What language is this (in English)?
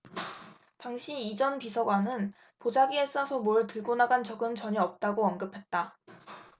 Korean